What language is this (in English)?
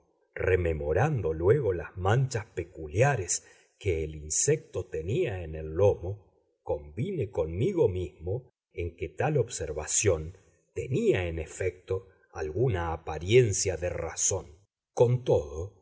Spanish